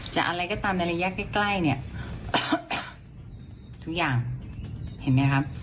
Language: Thai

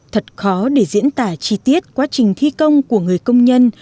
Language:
Vietnamese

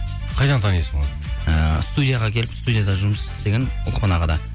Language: Kazakh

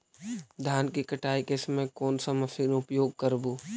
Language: Magahi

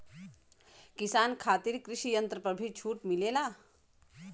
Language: Bhojpuri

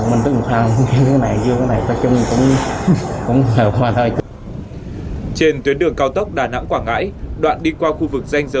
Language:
Vietnamese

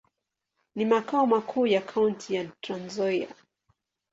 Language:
Swahili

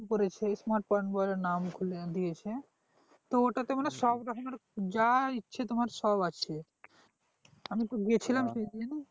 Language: Bangla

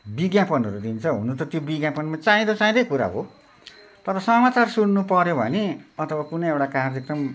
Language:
Nepali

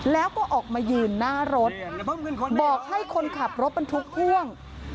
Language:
Thai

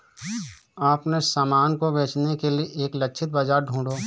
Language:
Hindi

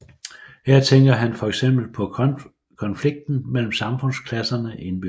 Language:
Danish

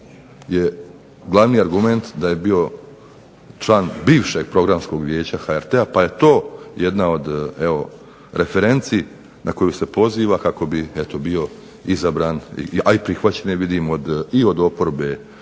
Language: Croatian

